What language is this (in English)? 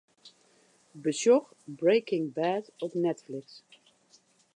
Western Frisian